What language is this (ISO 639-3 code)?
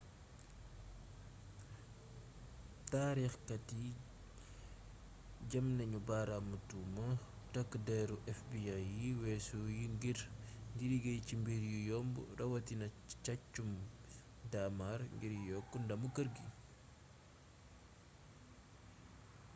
wol